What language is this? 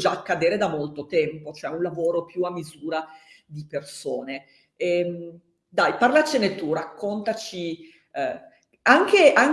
Italian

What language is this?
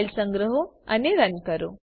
Gujarati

